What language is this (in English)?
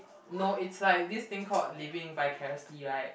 English